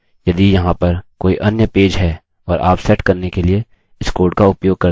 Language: Hindi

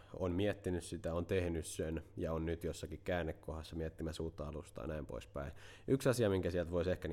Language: Finnish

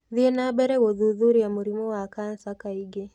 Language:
Kikuyu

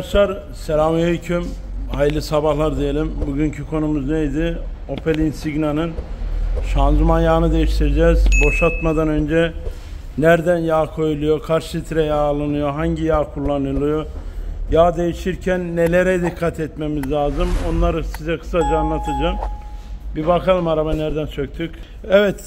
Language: Turkish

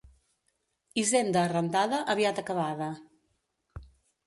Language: Catalan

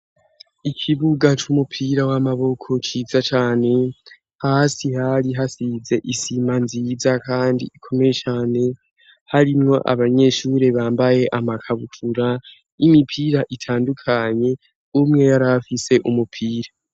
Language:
Rundi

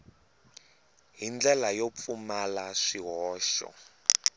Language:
Tsonga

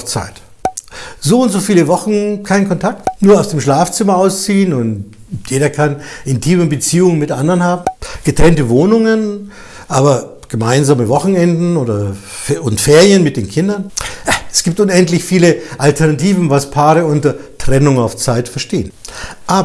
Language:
German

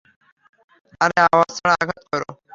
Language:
Bangla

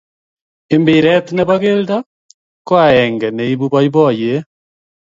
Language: Kalenjin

